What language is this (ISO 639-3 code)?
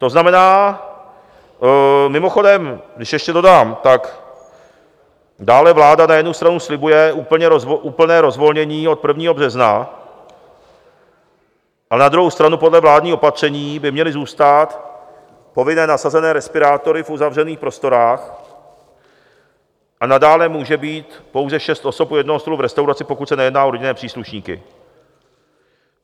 ces